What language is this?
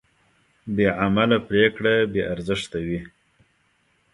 Pashto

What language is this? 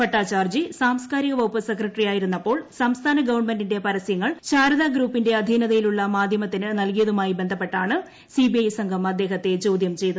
Malayalam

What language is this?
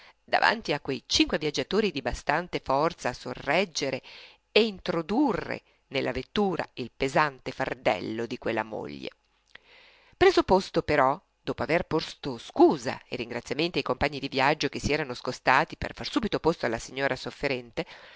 Italian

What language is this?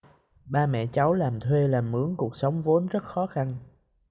Vietnamese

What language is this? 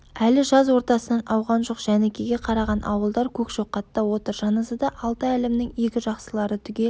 Kazakh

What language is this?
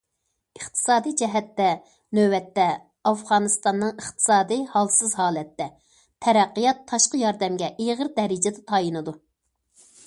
Uyghur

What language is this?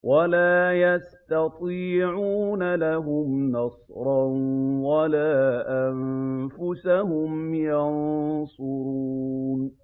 Arabic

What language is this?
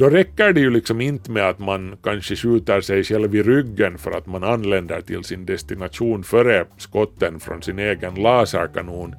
Swedish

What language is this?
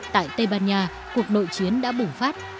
Vietnamese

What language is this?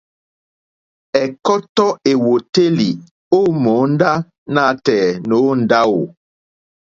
Mokpwe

